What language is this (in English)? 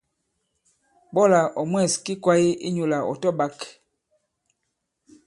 Bankon